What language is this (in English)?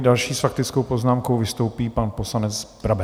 Czech